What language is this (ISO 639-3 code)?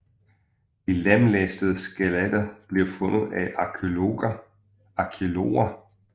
dan